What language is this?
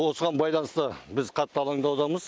Kazakh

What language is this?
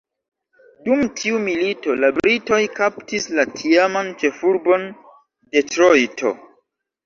Esperanto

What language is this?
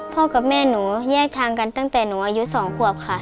Thai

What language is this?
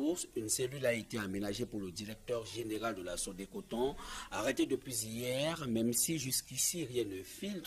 French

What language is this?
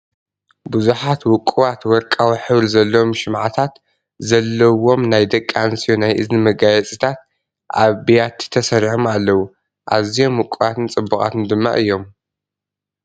Tigrinya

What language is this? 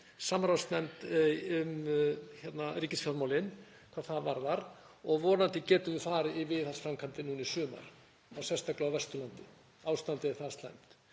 Icelandic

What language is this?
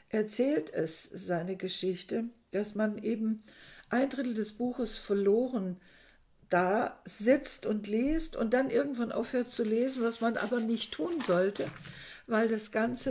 German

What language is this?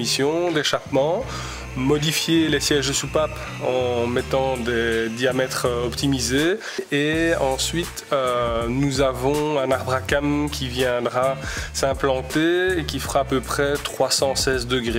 French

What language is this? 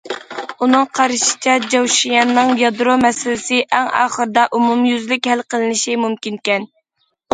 Uyghur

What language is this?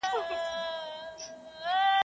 Pashto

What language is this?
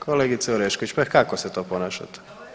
Croatian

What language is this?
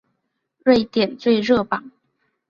Chinese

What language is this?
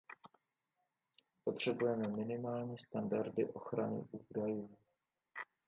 Czech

